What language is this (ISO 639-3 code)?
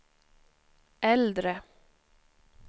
swe